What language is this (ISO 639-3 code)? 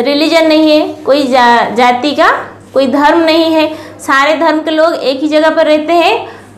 hin